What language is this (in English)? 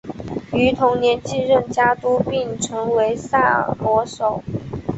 Chinese